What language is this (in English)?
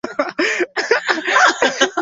Swahili